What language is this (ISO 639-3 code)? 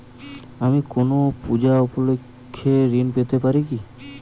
ben